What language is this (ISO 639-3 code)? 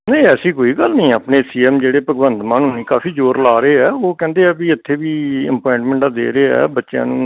pan